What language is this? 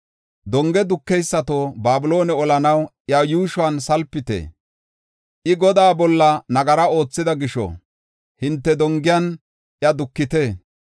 Gofa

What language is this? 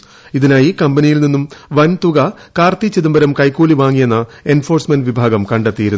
Malayalam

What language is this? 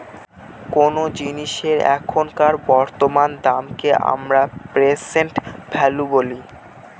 Bangla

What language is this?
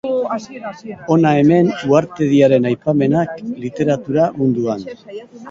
Basque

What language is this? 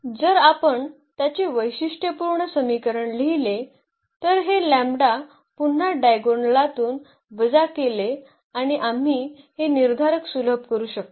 Marathi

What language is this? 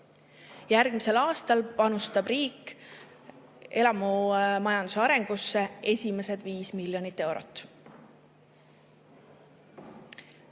Estonian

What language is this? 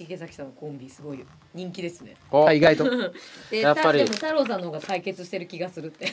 Japanese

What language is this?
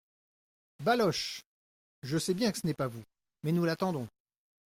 French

